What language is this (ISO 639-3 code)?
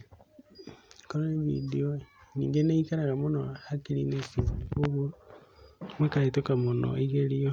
kik